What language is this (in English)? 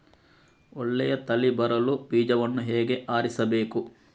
Kannada